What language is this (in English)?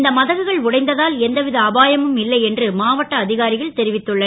Tamil